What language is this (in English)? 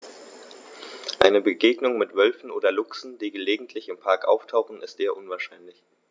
German